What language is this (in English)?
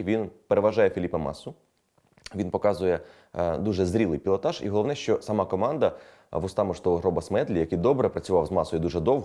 Ukrainian